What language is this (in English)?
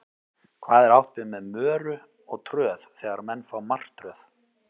Icelandic